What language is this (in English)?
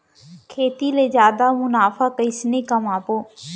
Chhattisgarhi